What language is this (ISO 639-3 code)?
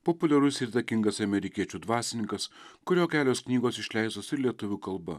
lit